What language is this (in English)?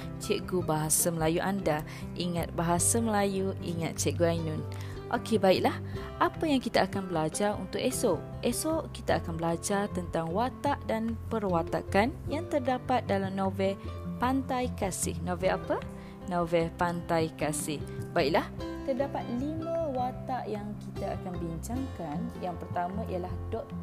Malay